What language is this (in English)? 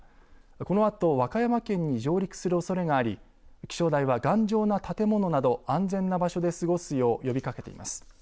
Japanese